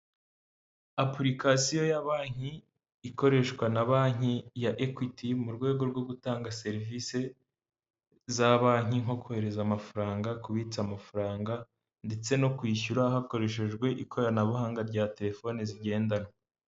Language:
Kinyarwanda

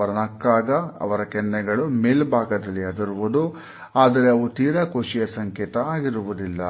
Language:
Kannada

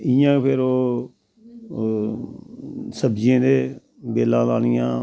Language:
Dogri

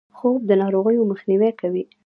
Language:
Pashto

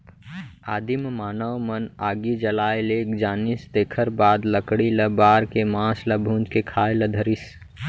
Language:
Chhattisgarhi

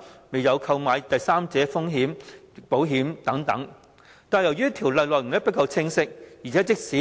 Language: Cantonese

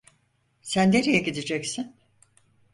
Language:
Turkish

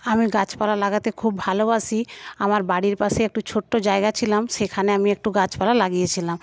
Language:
Bangla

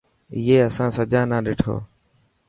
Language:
Dhatki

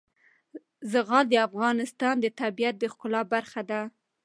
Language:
Pashto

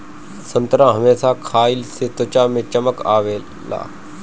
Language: Bhojpuri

